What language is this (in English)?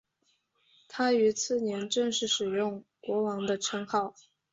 Chinese